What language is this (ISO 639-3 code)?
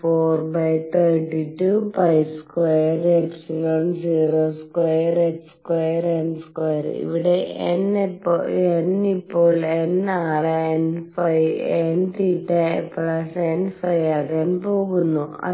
mal